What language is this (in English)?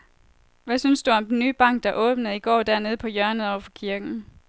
Danish